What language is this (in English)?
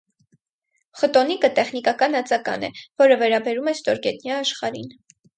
Armenian